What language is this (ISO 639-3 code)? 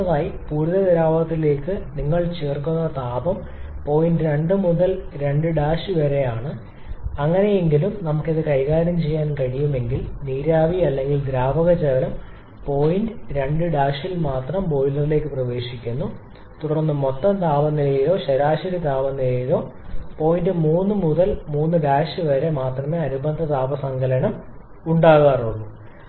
mal